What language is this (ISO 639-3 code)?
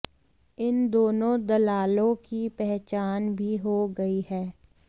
hin